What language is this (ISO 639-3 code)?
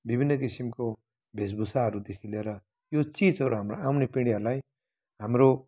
nep